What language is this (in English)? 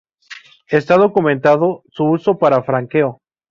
Spanish